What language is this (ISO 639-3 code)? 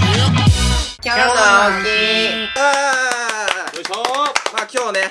jpn